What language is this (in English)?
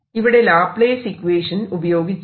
Malayalam